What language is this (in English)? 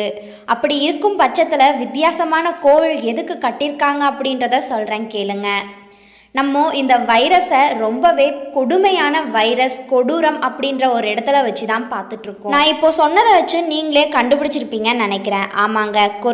Hindi